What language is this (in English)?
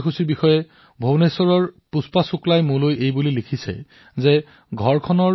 Assamese